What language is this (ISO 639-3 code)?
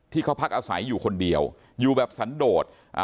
tha